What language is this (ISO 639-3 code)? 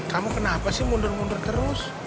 ind